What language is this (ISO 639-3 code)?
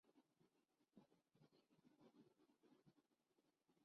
urd